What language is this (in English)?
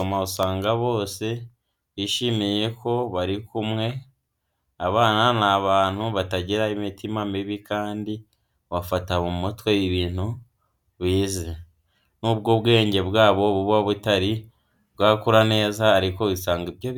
Kinyarwanda